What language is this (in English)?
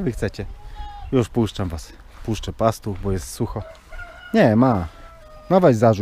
Polish